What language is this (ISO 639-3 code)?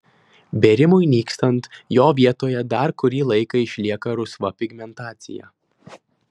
lit